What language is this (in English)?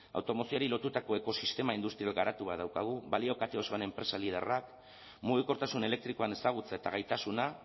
Basque